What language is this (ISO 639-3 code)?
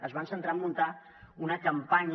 cat